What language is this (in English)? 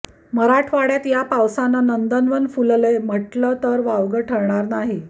Marathi